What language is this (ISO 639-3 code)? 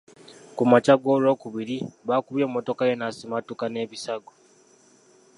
lug